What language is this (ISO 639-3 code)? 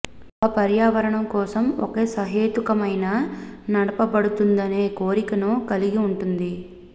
tel